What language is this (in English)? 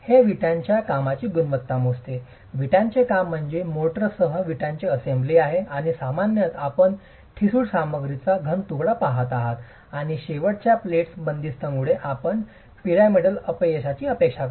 Marathi